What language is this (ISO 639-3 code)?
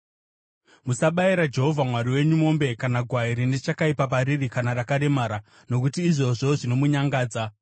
sna